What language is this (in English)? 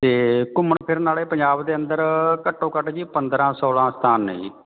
Punjabi